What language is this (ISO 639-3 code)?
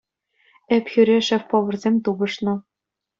chv